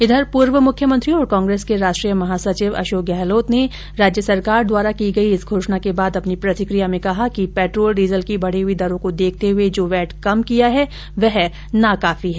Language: Hindi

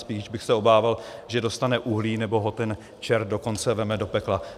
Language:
Czech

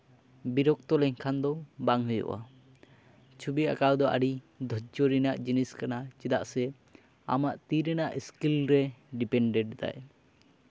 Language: Santali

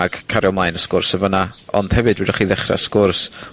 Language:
Welsh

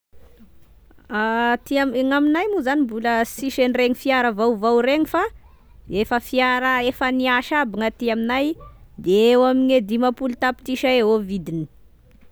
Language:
Tesaka Malagasy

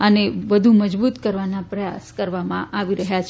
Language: Gujarati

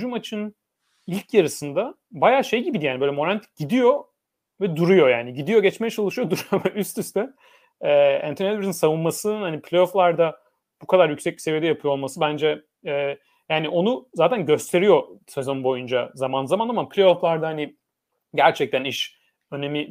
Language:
Turkish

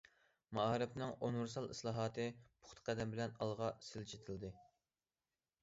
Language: Uyghur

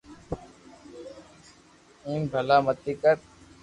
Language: Loarki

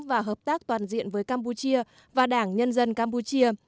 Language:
Vietnamese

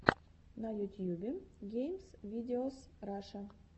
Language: Russian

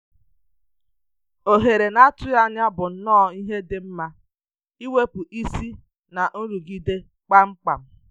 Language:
Igbo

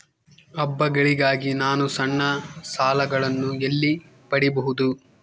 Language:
Kannada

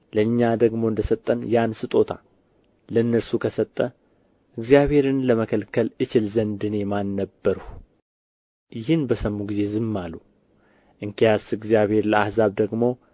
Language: Amharic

